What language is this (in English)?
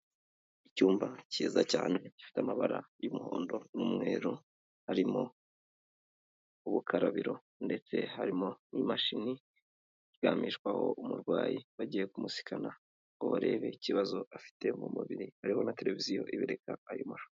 Kinyarwanda